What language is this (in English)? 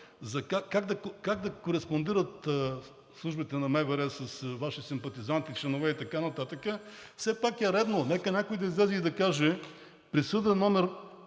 Bulgarian